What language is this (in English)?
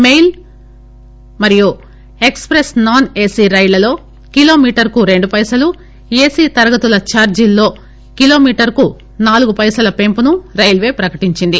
Telugu